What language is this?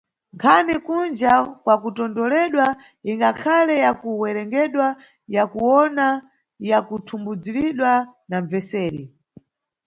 Nyungwe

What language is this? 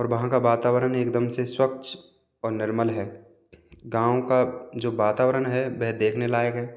Hindi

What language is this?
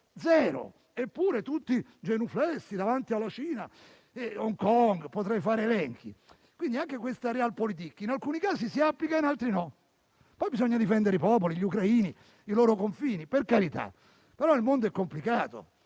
Italian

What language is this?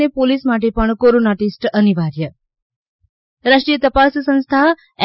Gujarati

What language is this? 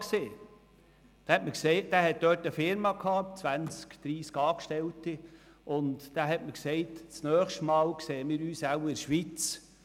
Swiss German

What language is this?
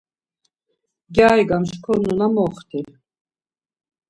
Laz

